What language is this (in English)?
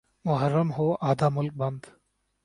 Urdu